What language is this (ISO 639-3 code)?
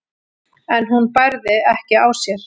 isl